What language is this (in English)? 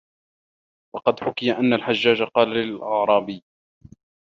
Arabic